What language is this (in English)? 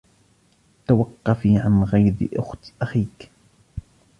Arabic